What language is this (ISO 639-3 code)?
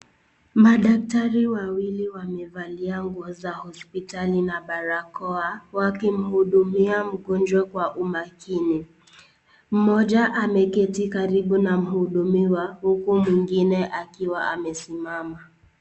swa